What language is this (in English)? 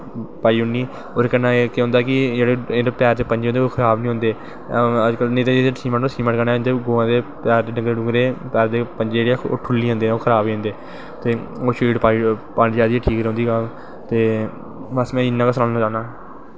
Dogri